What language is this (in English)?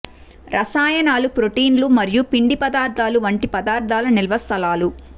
Telugu